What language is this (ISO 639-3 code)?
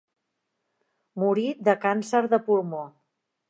cat